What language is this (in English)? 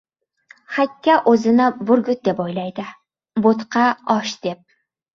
Uzbek